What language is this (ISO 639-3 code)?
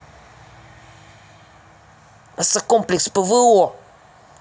rus